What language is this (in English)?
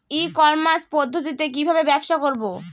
Bangla